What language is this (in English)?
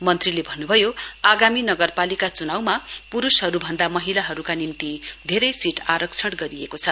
Nepali